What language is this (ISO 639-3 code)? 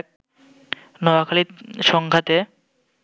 ben